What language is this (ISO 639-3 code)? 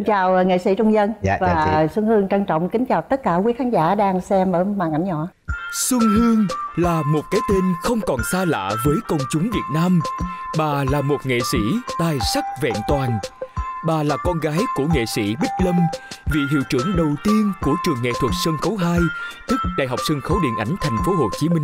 vie